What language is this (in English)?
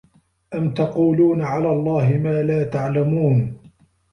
Arabic